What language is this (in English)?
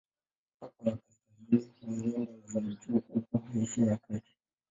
Swahili